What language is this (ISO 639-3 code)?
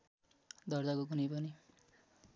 nep